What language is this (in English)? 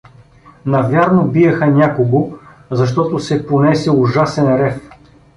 Bulgarian